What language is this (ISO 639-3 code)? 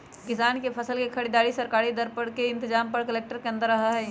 mag